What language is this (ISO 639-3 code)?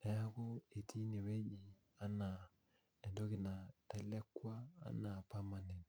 mas